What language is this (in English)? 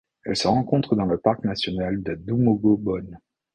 French